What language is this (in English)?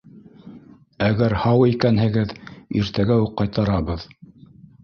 Bashkir